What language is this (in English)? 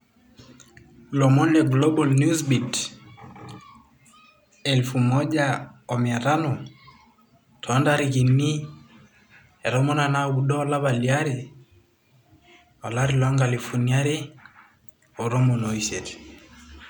Masai